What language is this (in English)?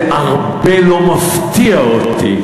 Hebrew